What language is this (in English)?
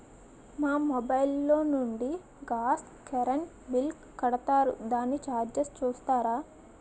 Telugu